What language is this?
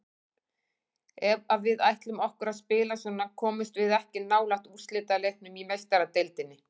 Icelandic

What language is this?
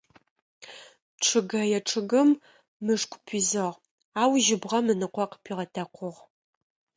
Adyghe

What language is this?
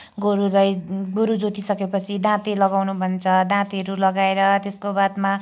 Nepali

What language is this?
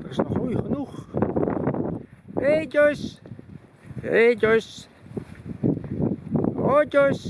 Dutch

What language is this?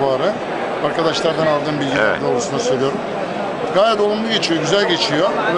Turkish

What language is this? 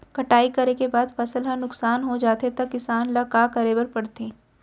Chhattisgarhi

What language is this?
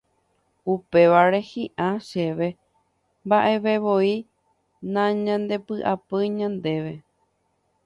Guarani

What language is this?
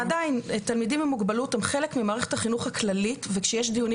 Hebrew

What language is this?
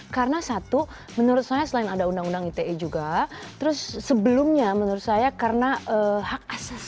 Indonesian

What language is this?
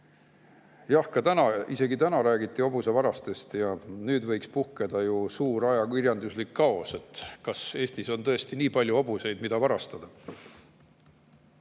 Estonian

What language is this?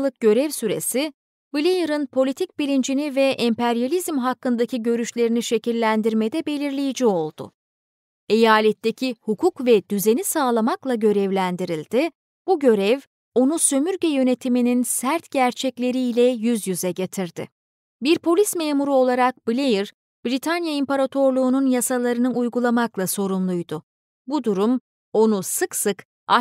Turkish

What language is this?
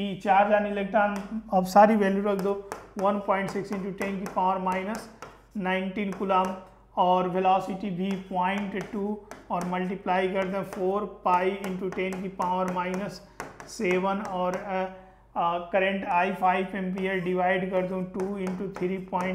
Hindi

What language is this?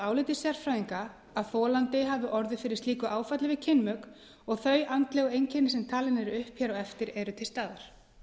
Icelandic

